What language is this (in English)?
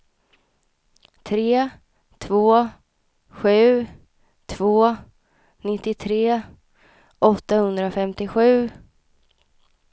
Swedish